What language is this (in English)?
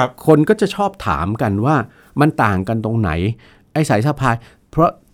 Thai